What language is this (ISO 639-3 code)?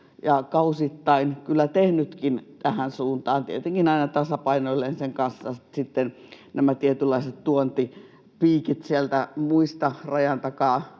fin